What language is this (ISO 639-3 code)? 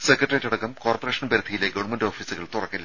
mal